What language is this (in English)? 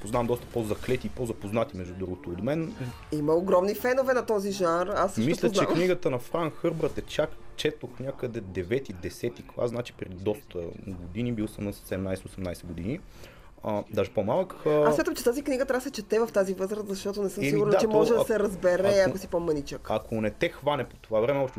Bulgarian